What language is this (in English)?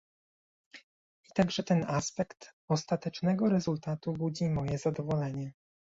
Polish